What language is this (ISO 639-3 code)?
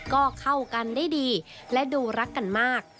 tha